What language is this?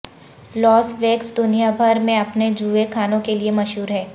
Urdu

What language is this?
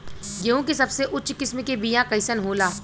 Bhojpuri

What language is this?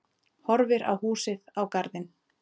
Icelandic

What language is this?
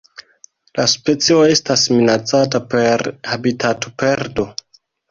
Esperanto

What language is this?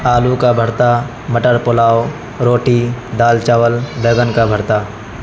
Urdu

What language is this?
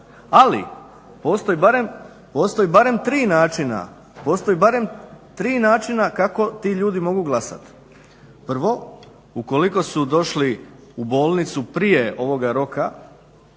Croatian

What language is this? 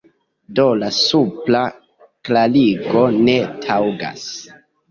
Esperanto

